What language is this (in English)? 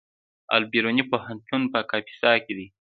Pashto